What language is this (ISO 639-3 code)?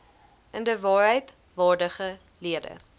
afr